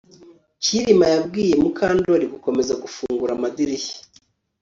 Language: Kinyarwanda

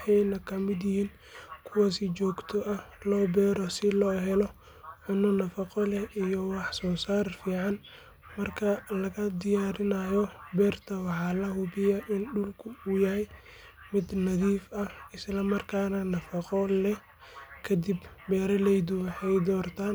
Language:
Somali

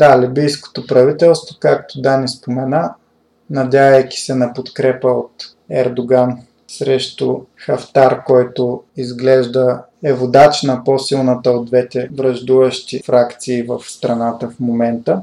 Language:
Bulgarian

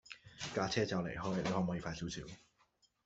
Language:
Cantonese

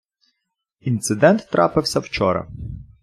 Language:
Ukrainian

